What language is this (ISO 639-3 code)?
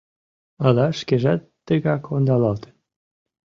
chm